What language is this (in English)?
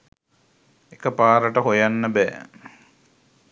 Sinhala